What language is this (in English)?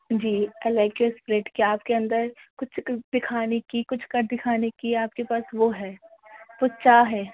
Urdu